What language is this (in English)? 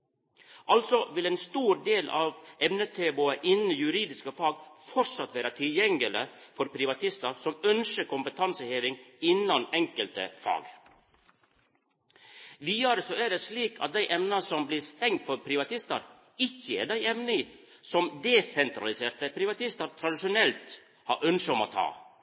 Norwegian Nynorsk